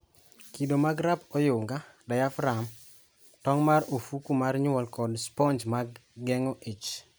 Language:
Luo (Kenya and Tanzania)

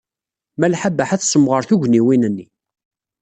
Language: Kabyle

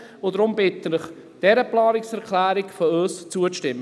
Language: Swiss German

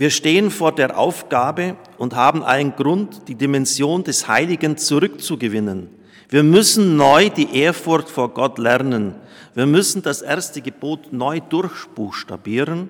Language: German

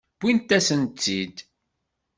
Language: Kabyle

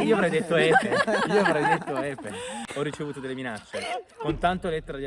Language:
Italian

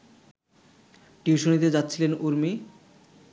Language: Bangla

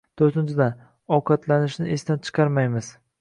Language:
Uzbek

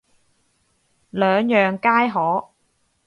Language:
Cantonese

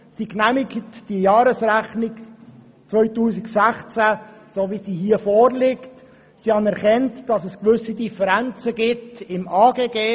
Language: Swiss German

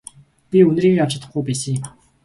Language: Mongolian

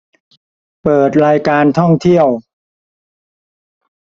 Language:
Thai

